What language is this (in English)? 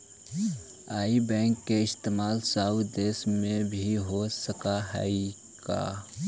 Magahi